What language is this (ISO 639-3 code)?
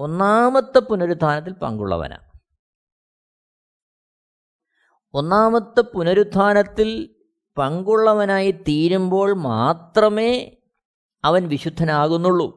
mal